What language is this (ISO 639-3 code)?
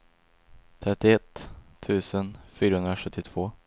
swe